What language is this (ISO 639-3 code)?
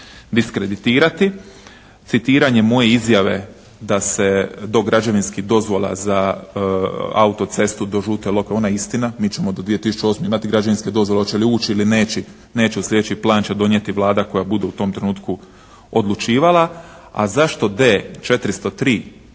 hrv